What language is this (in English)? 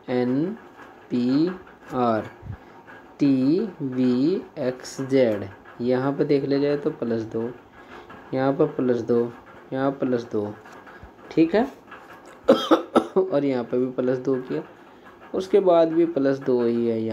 Hindi